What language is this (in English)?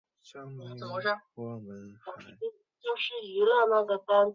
Chinese